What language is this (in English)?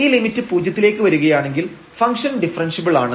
Malayalam